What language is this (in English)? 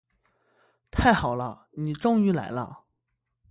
Chinese